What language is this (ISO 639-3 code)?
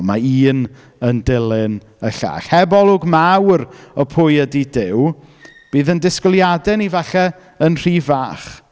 cym